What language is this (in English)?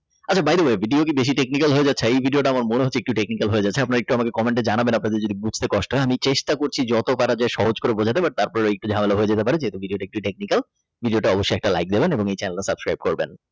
Bangla